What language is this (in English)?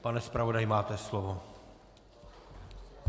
Czech